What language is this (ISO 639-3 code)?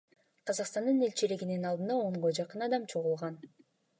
kir